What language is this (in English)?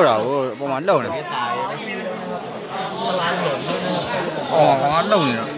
Thai